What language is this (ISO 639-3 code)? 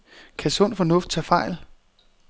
dan